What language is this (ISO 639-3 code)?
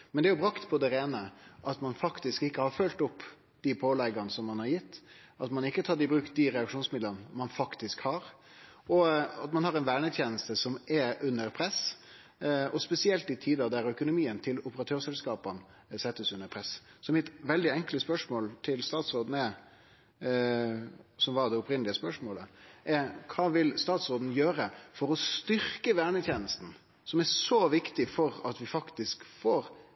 nno